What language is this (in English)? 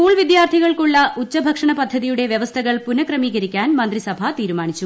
Malayalam